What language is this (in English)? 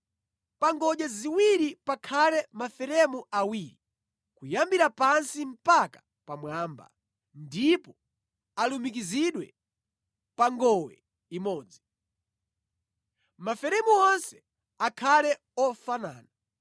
Nyanja